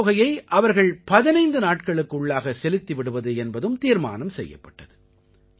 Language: Tamil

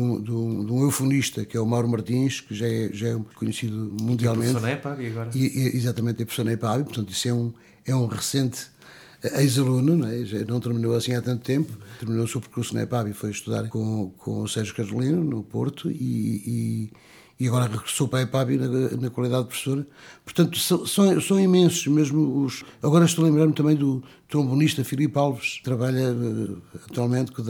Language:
Portuguese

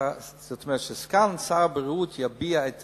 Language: Hebrew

